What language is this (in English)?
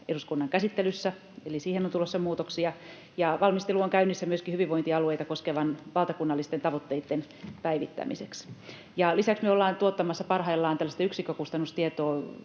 Finnish